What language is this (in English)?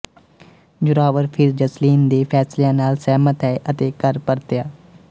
Punjabi